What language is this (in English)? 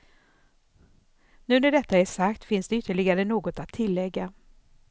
Swedish